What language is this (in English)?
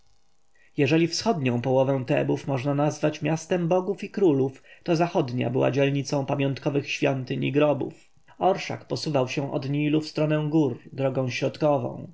Polish